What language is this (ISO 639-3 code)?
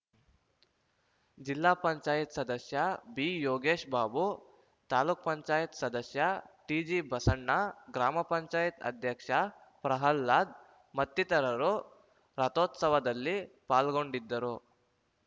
kan